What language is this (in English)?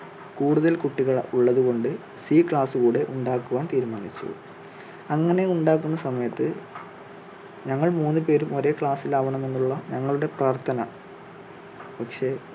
Malayalam